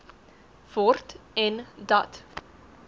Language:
Afrikaans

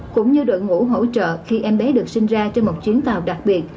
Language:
Vietnamese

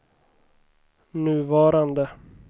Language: Swedish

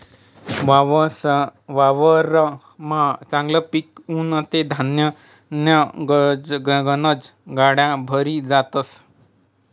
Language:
Marathi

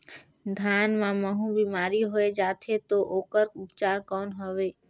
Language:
Chhattisgarhi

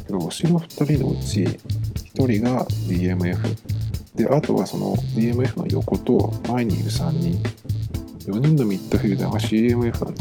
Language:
Japanese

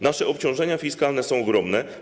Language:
Polish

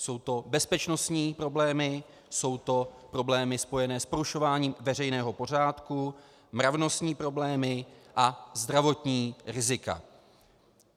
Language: Czech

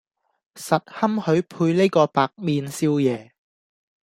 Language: Cantonese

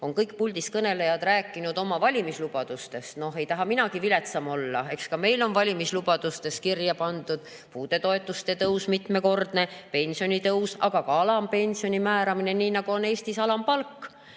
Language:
Estonian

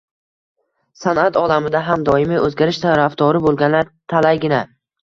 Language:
Uzbek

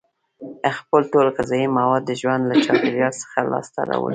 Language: Pashto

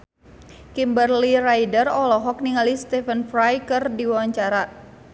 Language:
Sundanese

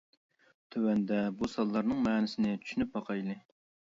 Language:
Uyghur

